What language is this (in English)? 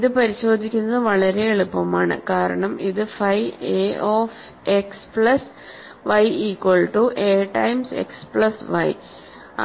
Malayalam